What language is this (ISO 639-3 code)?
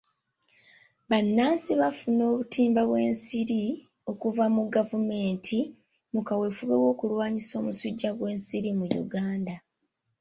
lug